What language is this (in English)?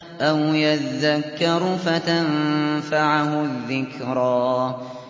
Arabic